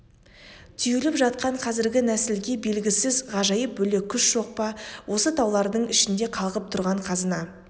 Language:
Kazakh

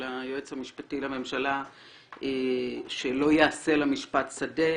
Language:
Hebrew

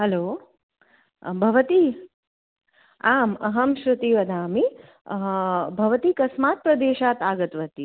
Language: Sanskrit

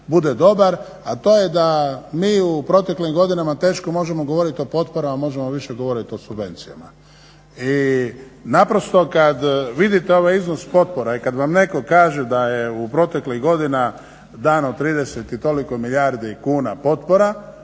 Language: Croatian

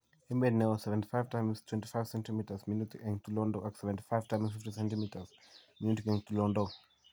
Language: Kalenjin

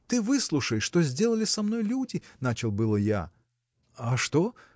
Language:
Russian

